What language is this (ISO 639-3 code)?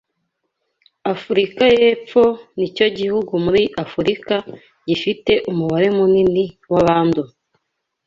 kin